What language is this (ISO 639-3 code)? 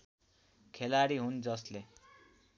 nep